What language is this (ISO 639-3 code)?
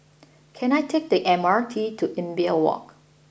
eng